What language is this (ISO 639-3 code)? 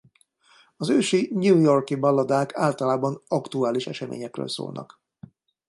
hun